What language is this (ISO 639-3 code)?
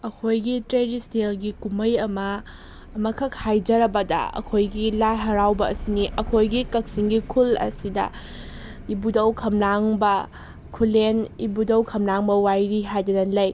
mni